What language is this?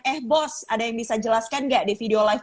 Indonesian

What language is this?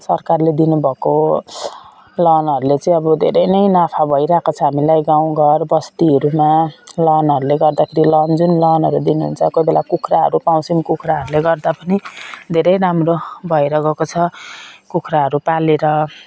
Nepali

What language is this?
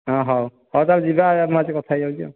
Odia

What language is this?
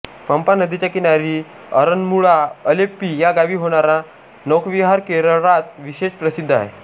Marathi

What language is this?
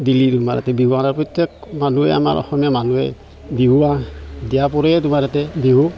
Assamese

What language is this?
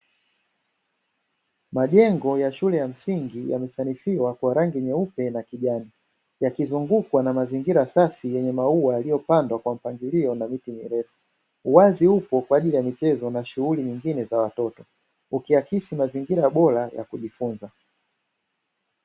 Swahili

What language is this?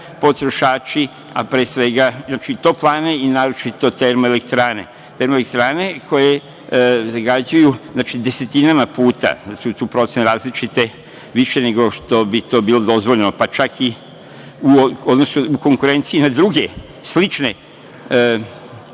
Serbian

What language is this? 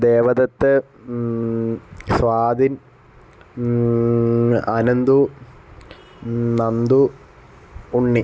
Malayalam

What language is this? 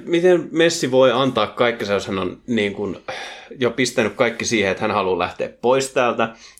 Finnish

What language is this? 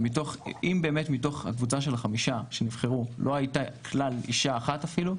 Hebrew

